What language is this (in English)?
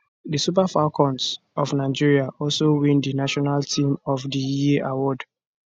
Nigerian Pidgin